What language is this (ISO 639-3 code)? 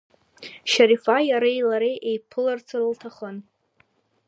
abk